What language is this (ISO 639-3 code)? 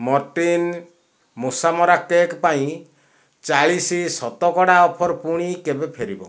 ori